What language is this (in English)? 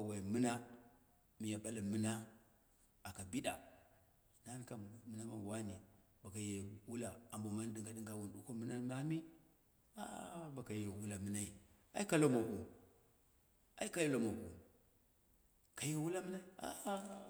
Dera (Nigeria)